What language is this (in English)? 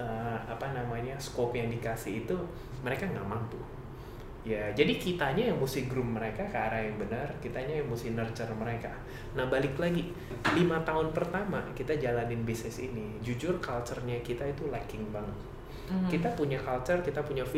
Indonesian